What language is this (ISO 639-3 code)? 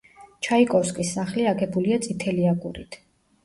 kat